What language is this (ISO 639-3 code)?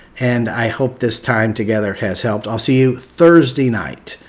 eng